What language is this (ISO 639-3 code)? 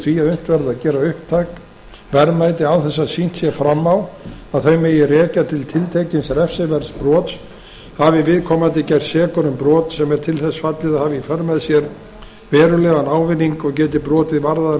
isl